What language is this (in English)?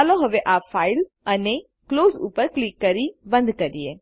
Gujarati